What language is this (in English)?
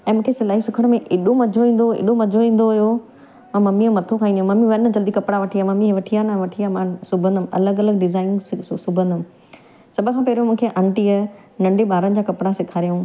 Sindhi